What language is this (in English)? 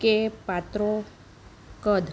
Gujarati